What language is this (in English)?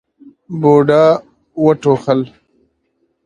Pashto